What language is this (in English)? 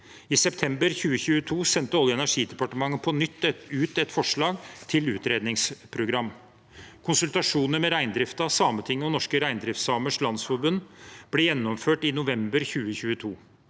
Norwegian